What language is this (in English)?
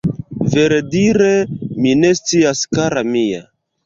Esperanto